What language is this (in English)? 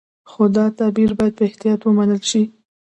Pashto